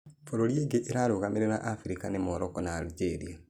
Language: Kikuyu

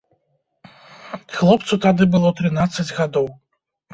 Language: Belarusian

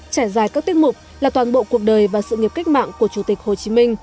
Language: Vietnamese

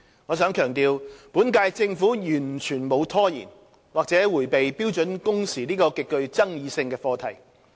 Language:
Cantonese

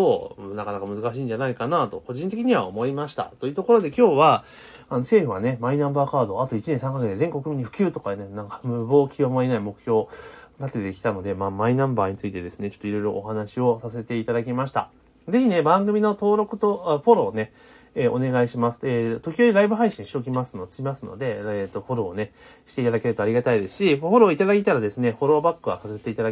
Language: Japanese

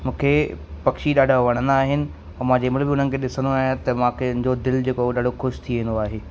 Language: Sindhi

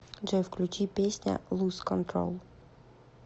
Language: Russian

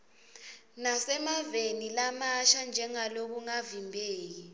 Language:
Swati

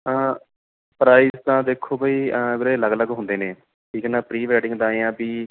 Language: Punjabi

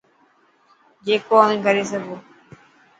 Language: Dhatki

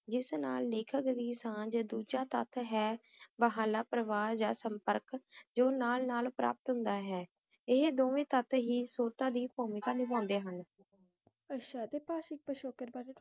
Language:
Punjabi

